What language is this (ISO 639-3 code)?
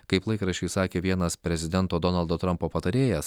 lit